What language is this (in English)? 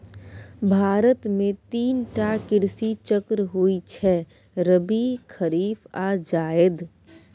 Maithili